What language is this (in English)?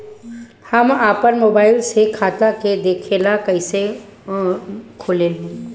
Bhojpuri